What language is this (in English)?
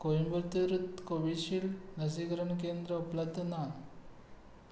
Konkani